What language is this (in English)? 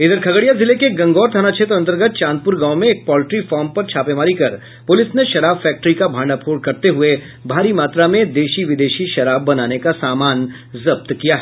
Hindi